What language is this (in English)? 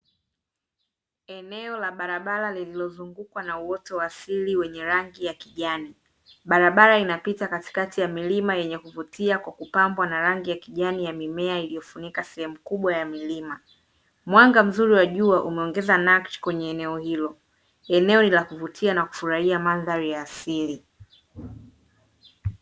Swahili